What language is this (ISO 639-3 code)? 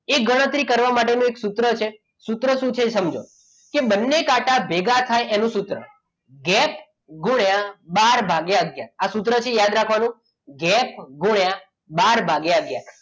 guj